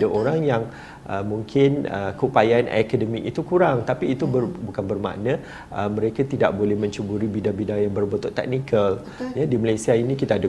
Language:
Malay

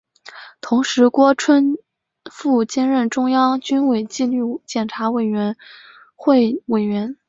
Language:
Chinese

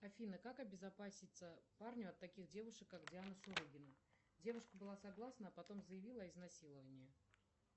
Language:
Russian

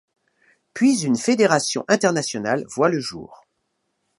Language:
French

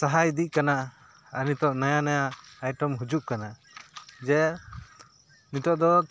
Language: Santali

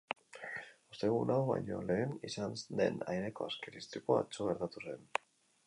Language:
Basque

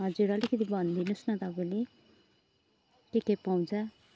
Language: Nepali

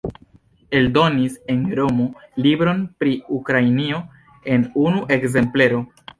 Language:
Esperanto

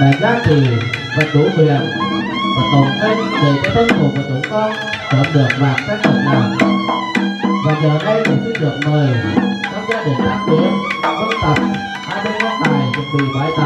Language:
Vietnamese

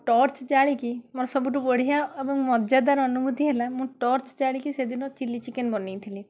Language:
Odia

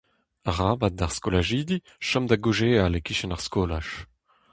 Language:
Breton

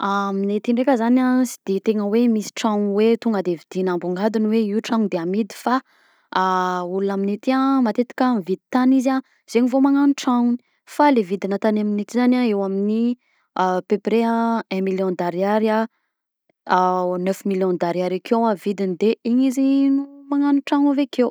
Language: Southern Betsimisaraka Malagasy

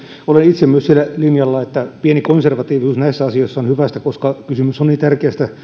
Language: Finnish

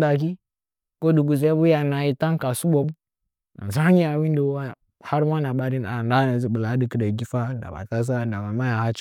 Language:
Nzanyi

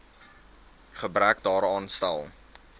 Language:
Afrikaans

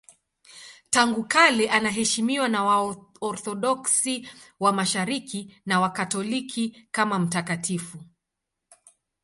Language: Swahili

